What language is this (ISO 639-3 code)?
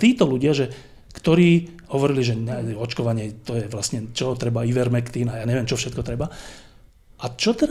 slk